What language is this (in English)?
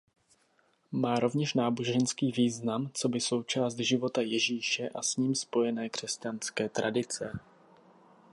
Czech